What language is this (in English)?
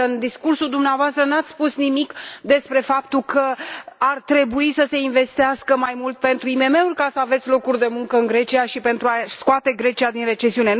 Romanian